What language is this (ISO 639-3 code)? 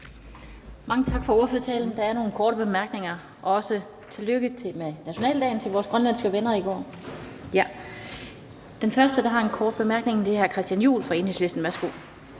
dan